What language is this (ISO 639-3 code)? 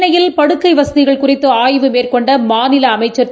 tam